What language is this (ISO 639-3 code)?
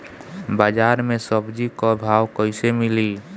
bho